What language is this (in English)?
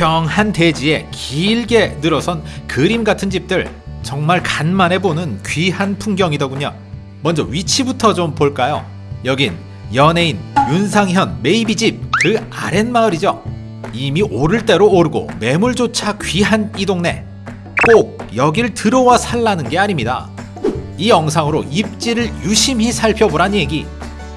Korean